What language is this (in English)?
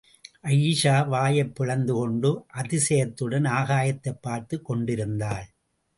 Tamil